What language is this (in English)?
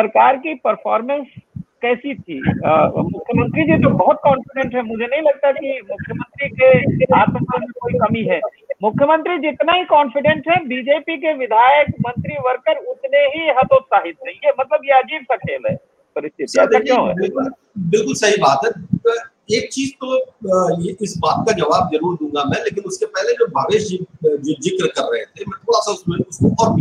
Hindi